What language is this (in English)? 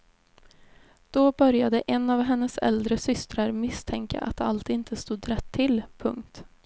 Swedish